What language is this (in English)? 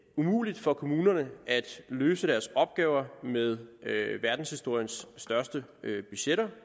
Danish